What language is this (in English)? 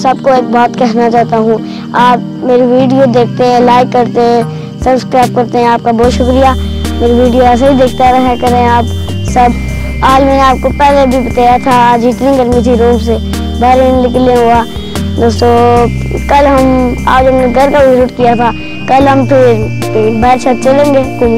Turkish